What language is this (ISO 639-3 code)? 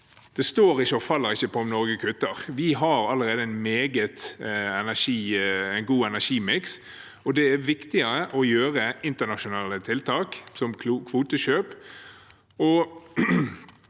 nor